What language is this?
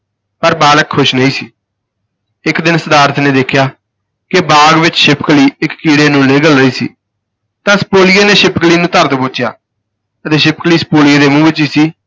Punjabi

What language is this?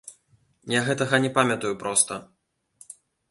Belarusian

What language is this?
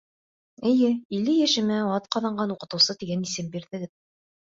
Bashkir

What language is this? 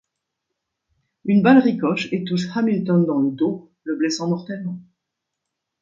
French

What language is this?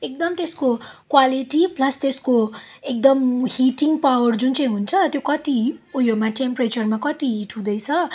Nepali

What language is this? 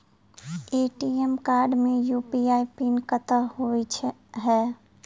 Maithili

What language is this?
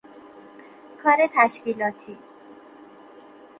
Persian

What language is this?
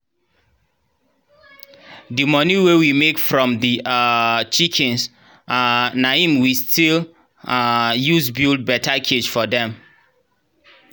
Nigerian Pidgin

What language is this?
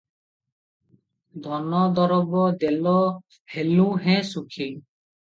Odia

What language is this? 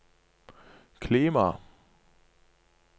Norwegian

